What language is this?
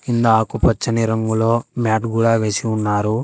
Telugu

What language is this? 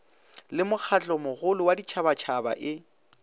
Northern Sotho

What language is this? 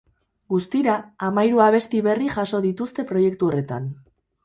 Basque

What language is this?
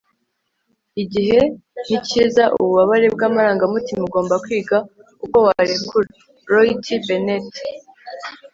Kinyarwanda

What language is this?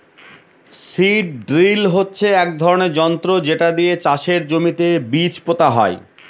Bangla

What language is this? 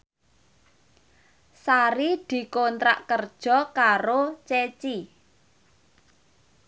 Javanese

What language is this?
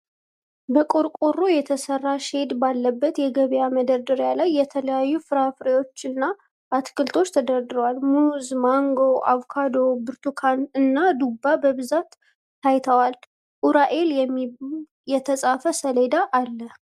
Amharic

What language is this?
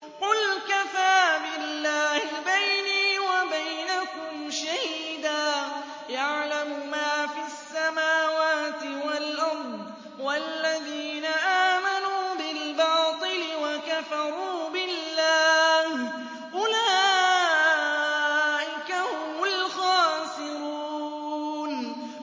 Arabic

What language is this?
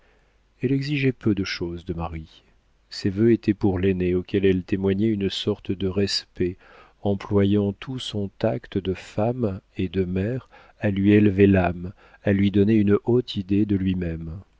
French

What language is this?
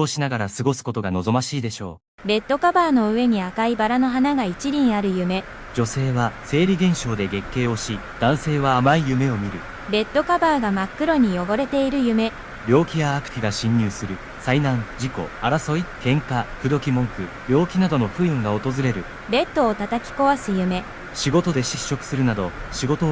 Japanese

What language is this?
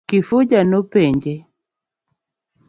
Luo (Kenya and Tanzania)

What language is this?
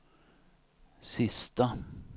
Swedish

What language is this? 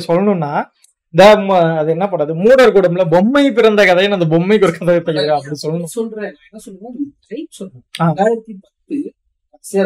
Tamil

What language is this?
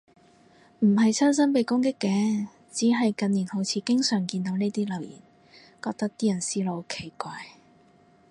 Cantonese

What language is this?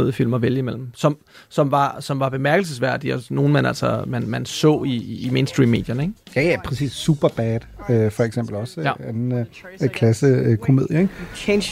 Danish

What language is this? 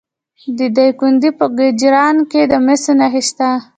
Pashto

